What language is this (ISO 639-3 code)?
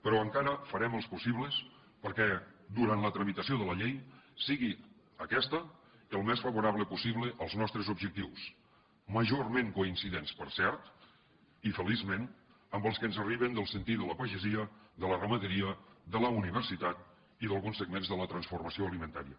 cat